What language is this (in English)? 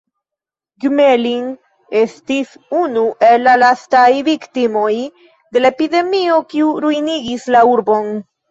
Esperanto